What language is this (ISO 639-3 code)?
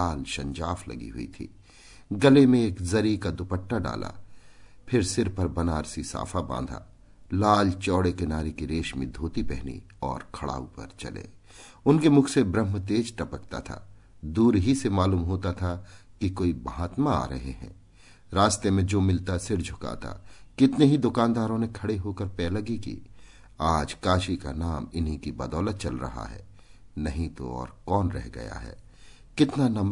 hin